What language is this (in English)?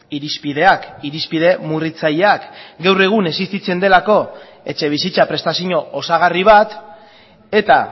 Basque